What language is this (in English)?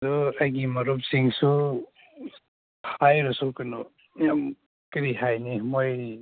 Manipuri